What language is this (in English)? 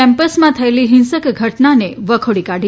Gujarati